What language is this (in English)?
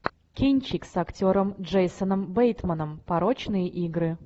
Russian